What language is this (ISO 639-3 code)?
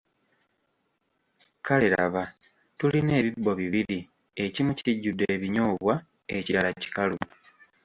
lug